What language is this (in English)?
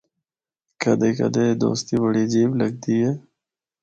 Northern Hindko